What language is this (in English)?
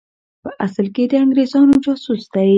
Pashto